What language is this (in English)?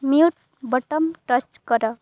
Odia